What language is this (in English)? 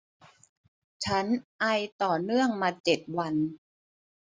Thai